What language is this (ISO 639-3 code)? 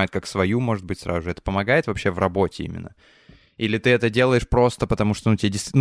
rus